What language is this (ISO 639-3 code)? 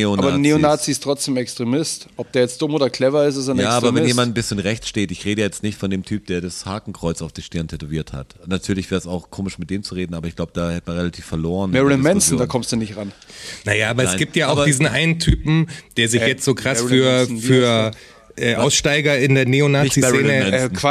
deu